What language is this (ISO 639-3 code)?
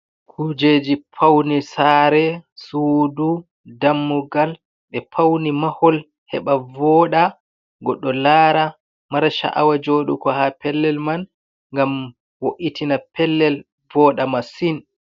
ful